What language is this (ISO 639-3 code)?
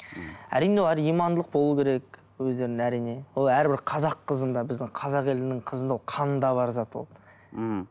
kaz